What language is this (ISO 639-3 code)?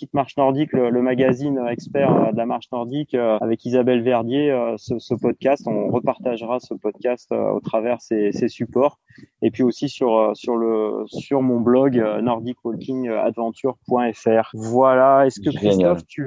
fra